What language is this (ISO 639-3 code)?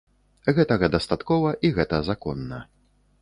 bel